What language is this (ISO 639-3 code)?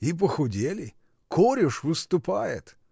rus